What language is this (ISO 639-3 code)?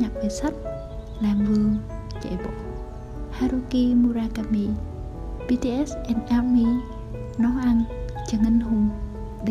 vie